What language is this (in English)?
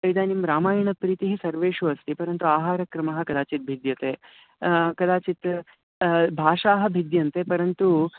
Sanskrit